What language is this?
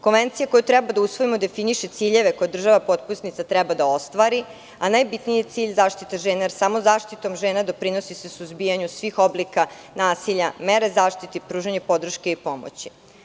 Serbian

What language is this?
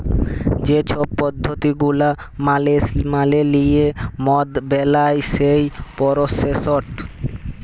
Bangla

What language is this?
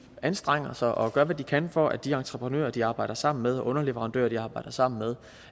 Danish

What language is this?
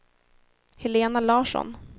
Swedish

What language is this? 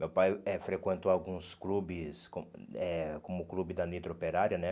Portuguese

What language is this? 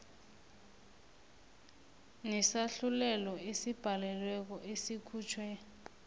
South Ndebele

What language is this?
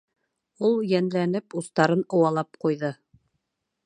Bashkir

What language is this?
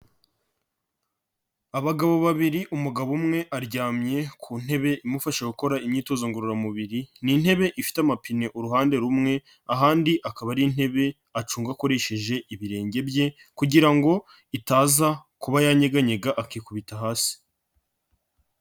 Kinyarwanda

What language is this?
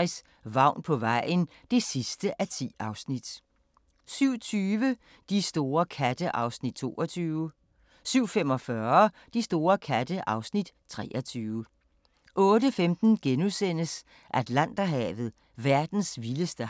Danish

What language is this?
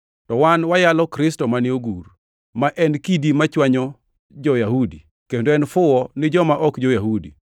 Luo (Kenya and Tanzania)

